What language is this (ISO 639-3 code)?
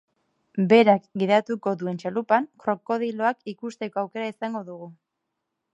eus